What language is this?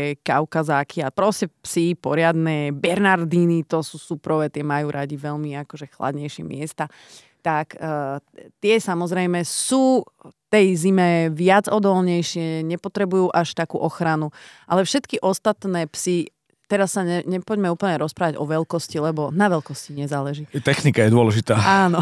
Slovak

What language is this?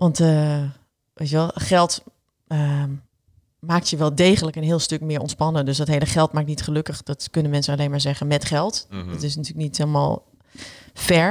Dutch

